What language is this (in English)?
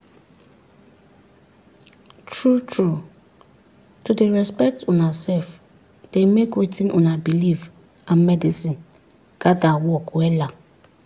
Nigerian Pidgin